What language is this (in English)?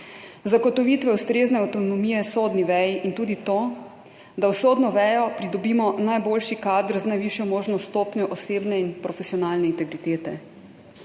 Slovenian